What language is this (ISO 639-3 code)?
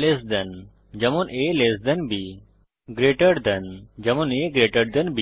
ben